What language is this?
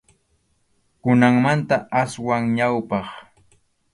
Arequipa-La Unión Quechua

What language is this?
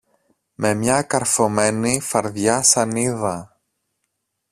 Greek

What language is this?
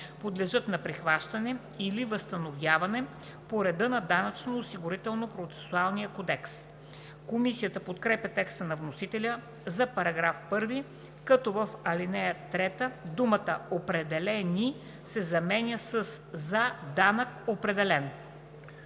Bulgarian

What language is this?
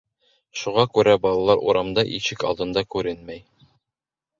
Bashkir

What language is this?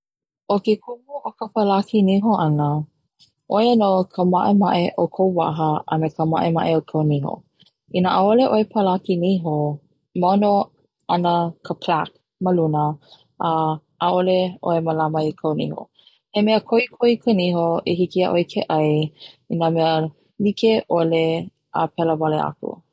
Hawaiian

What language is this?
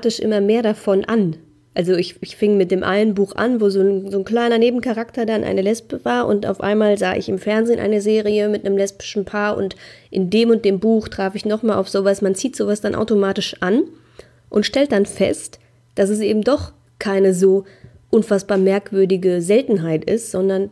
German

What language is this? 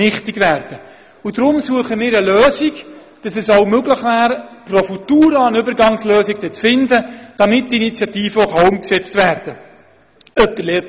Swiss German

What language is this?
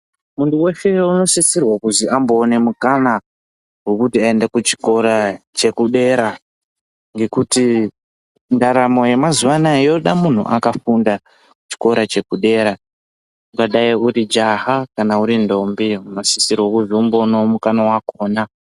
Ndau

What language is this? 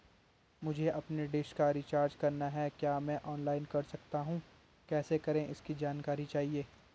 Hindi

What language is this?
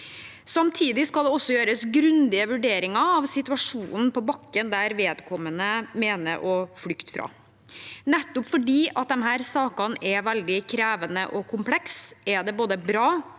Norwegian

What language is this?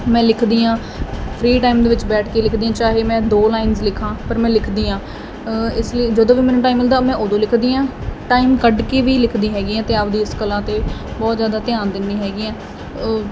Punjabi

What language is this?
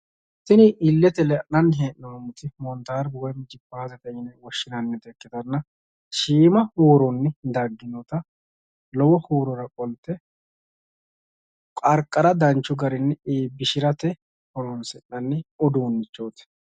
Sidamo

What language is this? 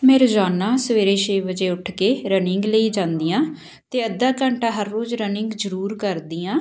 Punjabi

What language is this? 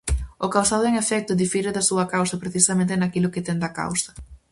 Galician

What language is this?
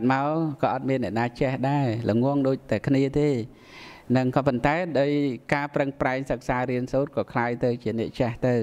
Vietnamese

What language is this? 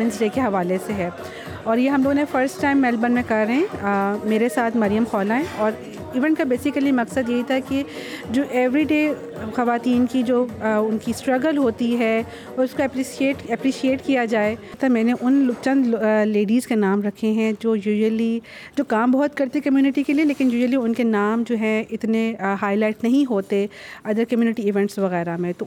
Urdu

